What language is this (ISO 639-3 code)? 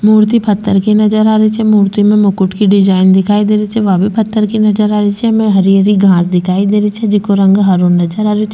raj